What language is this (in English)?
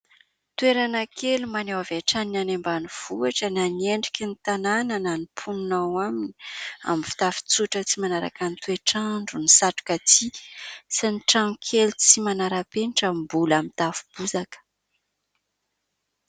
Malagasy